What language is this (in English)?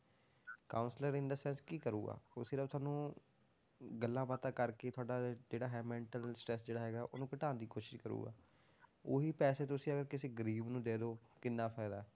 Punjabi